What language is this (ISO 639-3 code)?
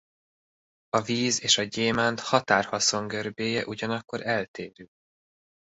hun